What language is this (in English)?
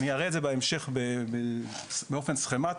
Hebrew